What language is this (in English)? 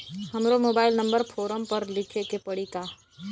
Bhojpuri